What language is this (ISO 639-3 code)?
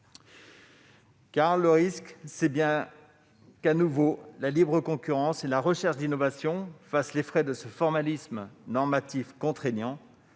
fra